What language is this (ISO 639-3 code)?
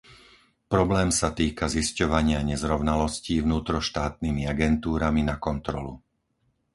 slk